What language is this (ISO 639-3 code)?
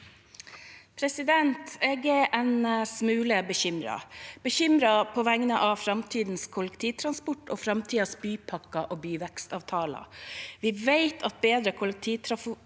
nor